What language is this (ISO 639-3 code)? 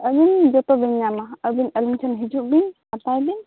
sat